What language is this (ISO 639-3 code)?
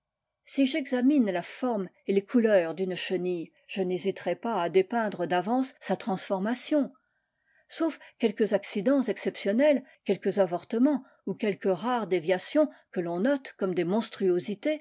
fra